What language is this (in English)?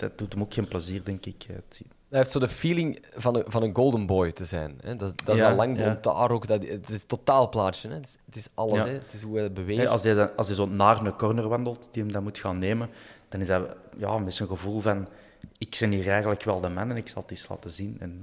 Dutch